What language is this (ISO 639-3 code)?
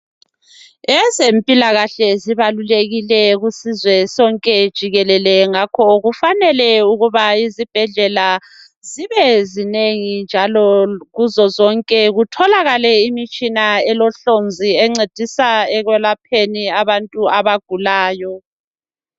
nde